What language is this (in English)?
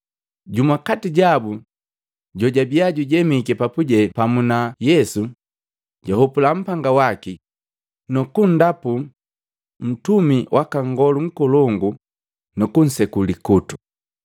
Matengo